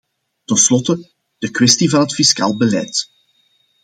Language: Dutch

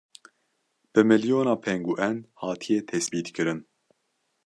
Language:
Kurdish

